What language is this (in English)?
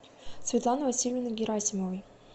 Russian